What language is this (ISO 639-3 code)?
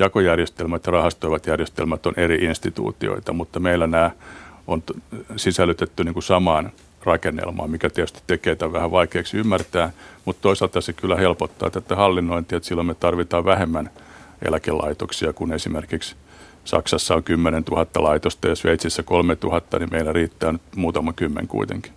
fin